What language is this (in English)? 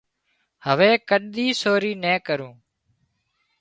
Wadiyara Koli